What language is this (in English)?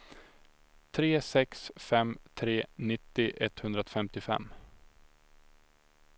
Swedish